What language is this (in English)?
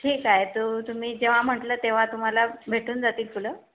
Marathi